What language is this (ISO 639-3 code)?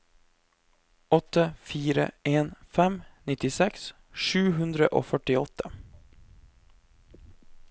nor